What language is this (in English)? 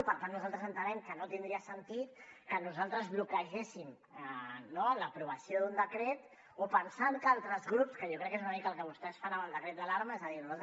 Catalan